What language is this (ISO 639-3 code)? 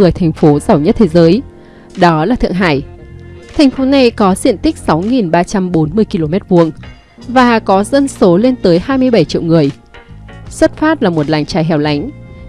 vie